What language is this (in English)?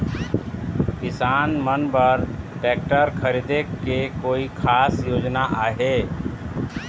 Chhattisgarhi